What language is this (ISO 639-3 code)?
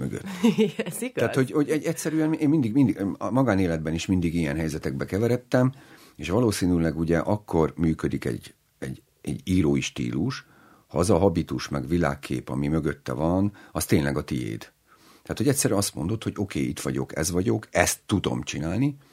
hun